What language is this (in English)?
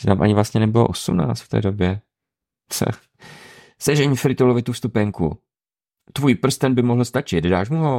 Czech